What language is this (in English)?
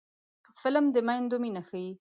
Pashto